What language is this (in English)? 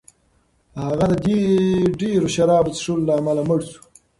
Pashto